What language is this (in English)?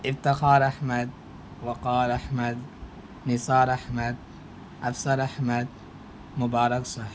Urdu